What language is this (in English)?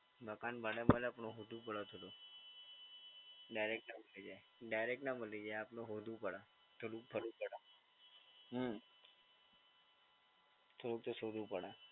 Gujarati